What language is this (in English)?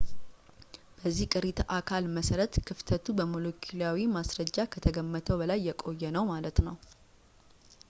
Amharic